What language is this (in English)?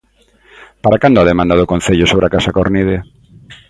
Galician